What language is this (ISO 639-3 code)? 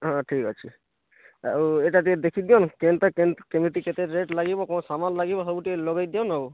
ori